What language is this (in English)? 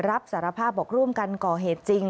Thai